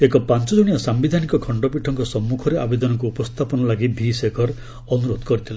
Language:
Odia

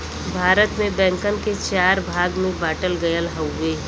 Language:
Bhojpuri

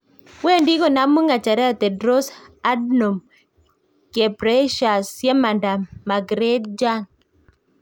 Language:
Kalenjin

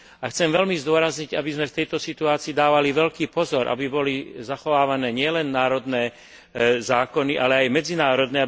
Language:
Slovak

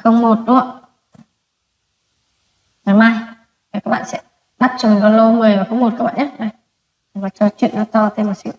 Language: Vietnamese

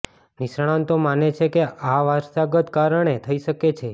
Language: Gujarati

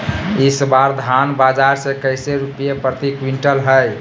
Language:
Magahi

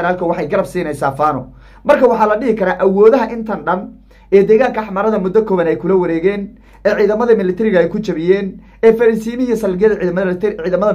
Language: Arabic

